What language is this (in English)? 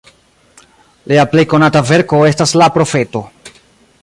Esperanto